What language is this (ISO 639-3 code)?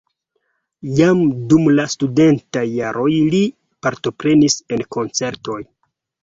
epo